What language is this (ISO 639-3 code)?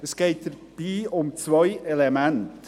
gsw